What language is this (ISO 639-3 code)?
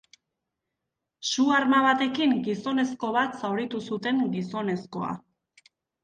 eus